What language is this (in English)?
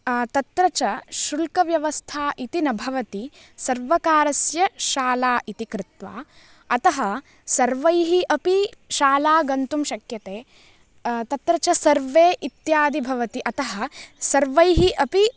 Sanskrit